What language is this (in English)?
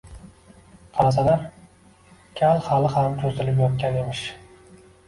Uzbek